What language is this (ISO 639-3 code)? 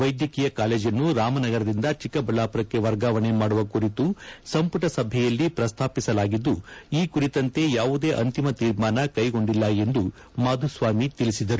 kan